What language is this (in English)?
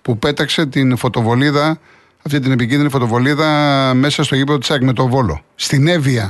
Greek